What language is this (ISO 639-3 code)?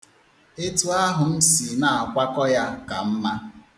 ibo